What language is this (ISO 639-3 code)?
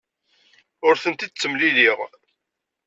kab